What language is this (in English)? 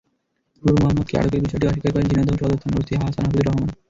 Bangla